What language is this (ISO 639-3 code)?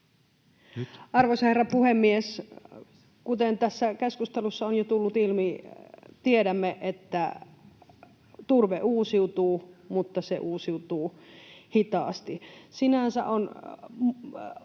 fin